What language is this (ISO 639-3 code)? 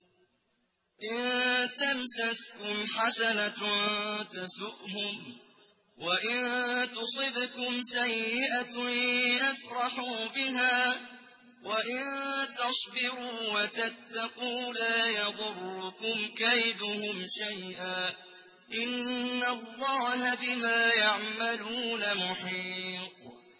ara